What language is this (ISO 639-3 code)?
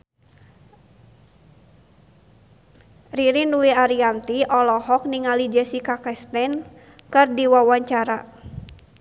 sun